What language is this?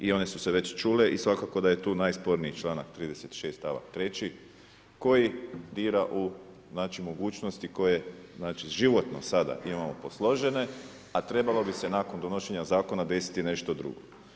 Croatian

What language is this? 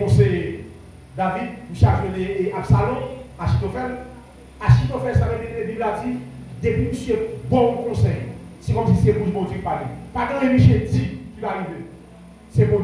French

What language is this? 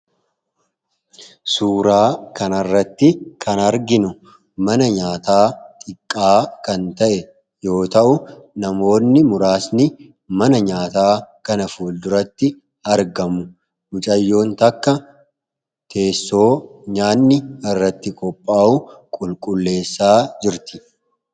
Oromo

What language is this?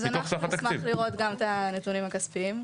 Hebrew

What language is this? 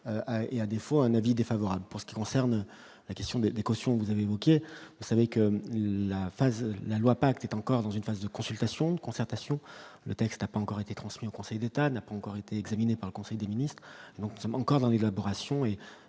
French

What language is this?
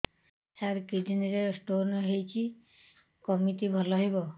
Odia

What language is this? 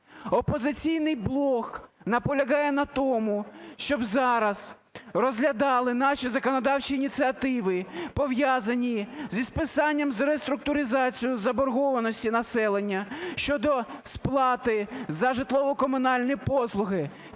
Ukrainian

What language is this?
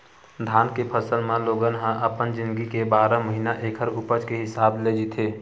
Chhattisgarhi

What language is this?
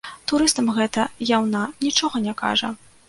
Belarusian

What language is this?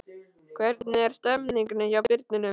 Icelandic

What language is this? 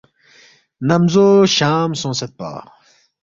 Balti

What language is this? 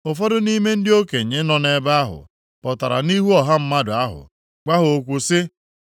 Igbo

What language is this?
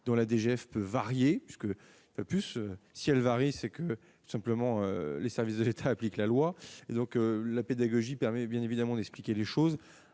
French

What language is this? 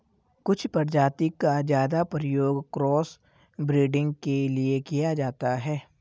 Hindi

